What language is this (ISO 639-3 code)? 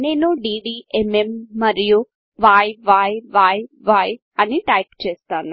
tel